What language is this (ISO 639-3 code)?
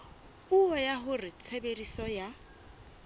sot